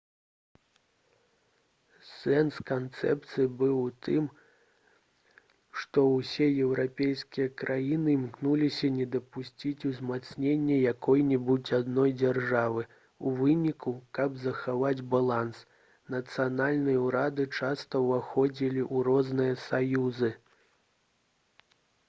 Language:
Belarusian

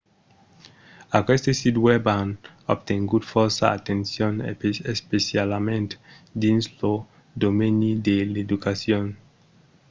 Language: Occitan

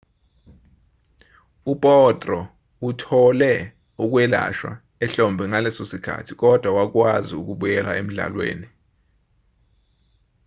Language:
Zulu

